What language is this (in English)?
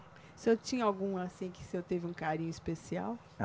Portuguese